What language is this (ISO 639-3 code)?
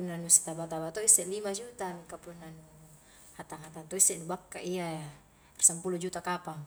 kjk